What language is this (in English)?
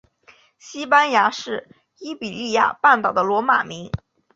Chinese